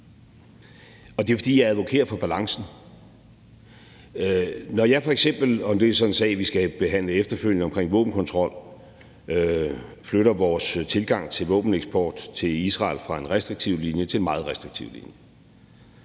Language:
Danish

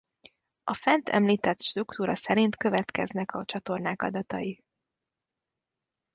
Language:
Hungarian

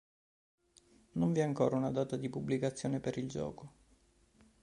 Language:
Italian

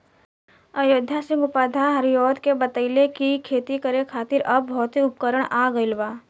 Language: Bhojpuri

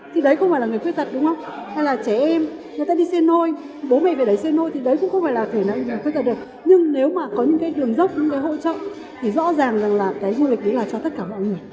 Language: Vietnamese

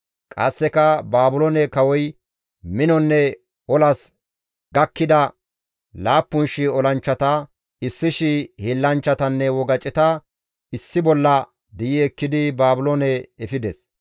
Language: Gamo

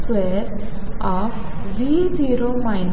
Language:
Marathi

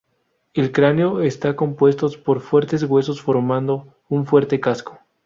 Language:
Spanish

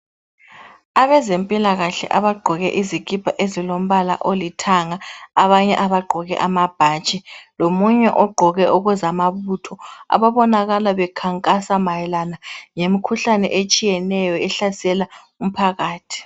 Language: North Ndebele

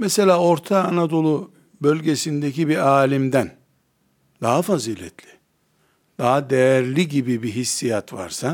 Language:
Turkish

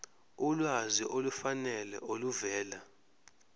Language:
Zulu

